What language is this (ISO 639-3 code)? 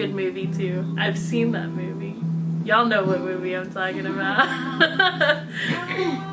eng